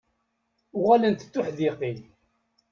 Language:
Kabyle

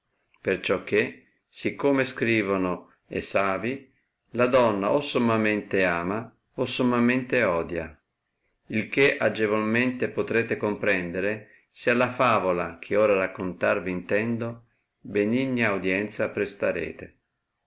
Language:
Italian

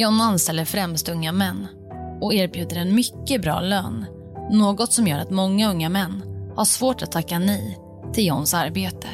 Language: Swedish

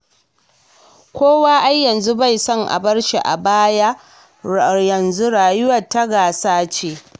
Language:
Hausa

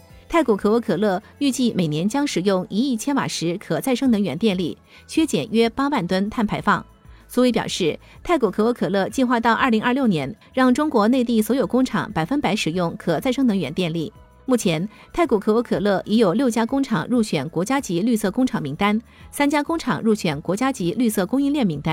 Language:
Chinese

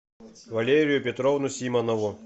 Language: Russian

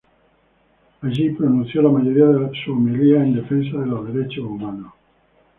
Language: Spanish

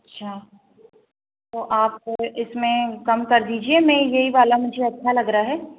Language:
Hindi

